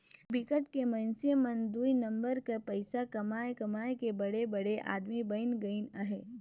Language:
Chhattisgarhi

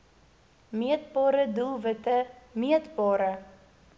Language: Afrikaans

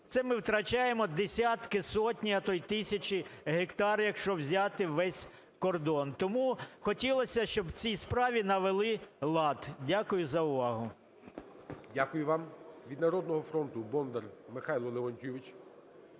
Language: Ukrainian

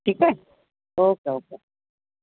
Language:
Sindhi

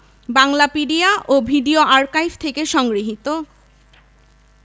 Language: Bangla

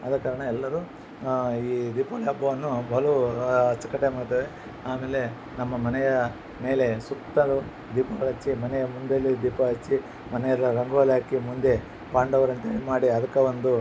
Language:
Kannada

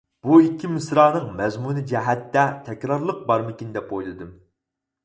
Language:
Uyghur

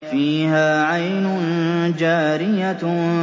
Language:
Arabic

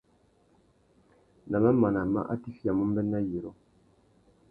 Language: Tuki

